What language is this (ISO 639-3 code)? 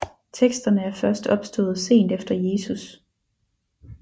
dan